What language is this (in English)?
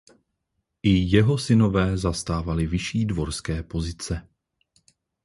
Czech